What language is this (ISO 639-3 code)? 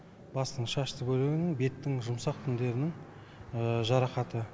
kaz